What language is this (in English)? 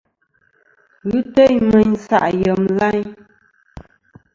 Kom